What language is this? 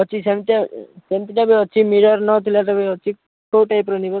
Odia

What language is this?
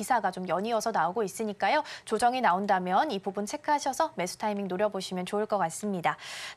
Korean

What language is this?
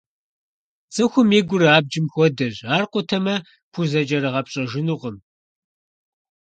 Kabardian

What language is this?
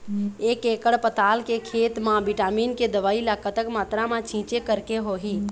Chhattisgarhi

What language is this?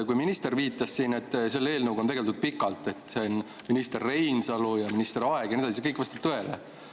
Estonian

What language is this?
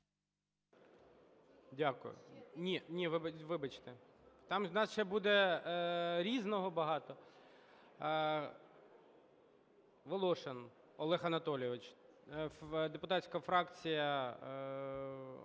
Ukrainian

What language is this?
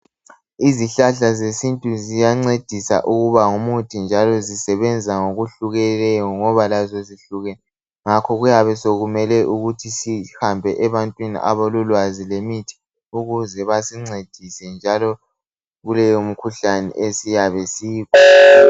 North Ndebele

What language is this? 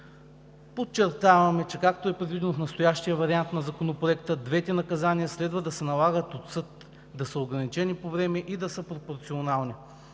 Bulgarian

